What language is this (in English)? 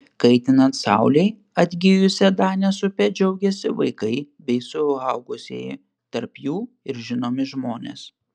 Lithuanian